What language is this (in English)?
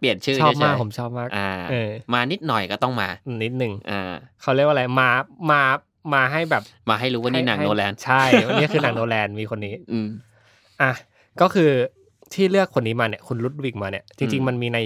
Thai